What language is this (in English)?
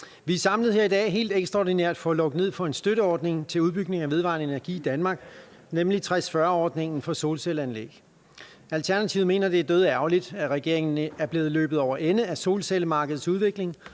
Danish